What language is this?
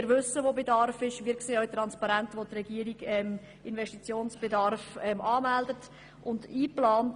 Swiss German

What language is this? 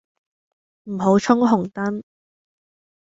Cantonese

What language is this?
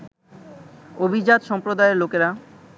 Bangla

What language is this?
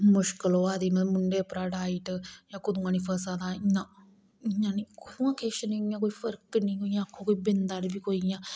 Dogri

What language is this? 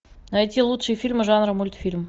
Russian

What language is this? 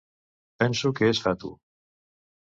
Catalan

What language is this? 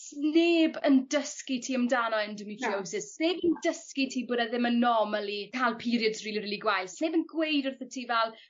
Welsh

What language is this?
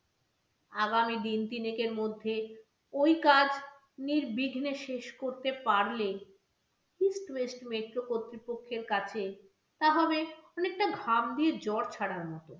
Bangla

